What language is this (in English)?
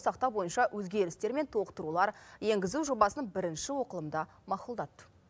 Kazakh